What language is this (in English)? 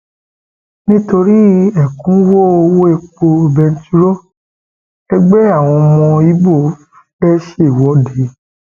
Yoruba